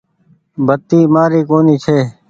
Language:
Goaria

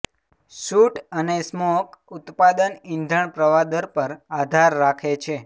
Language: Gujarati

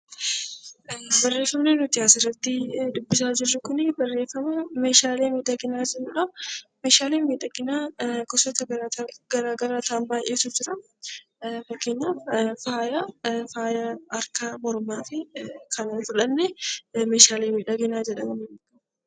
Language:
Oromo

